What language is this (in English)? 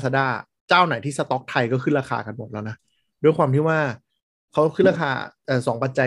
Thai